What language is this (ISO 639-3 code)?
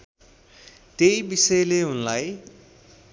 nep